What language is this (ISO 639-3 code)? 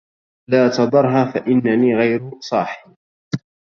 ara